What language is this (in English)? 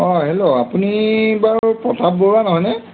Assamese